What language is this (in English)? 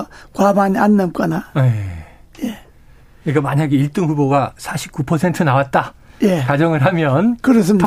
Korean